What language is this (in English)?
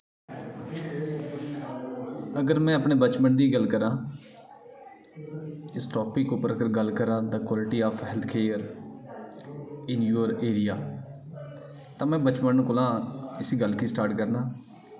Dogri